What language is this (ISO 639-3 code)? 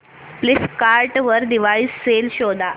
mar